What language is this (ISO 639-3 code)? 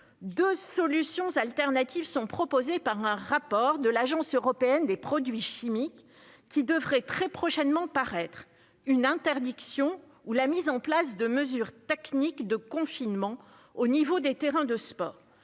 fra